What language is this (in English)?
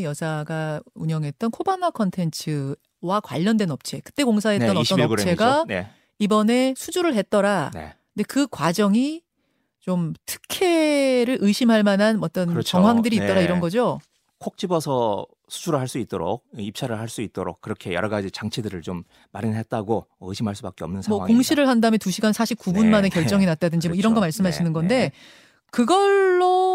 Korean